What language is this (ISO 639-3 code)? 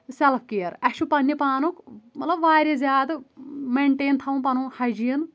kas